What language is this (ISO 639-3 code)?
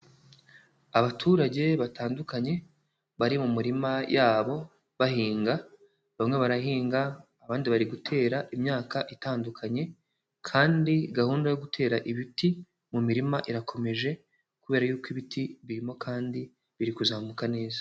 kin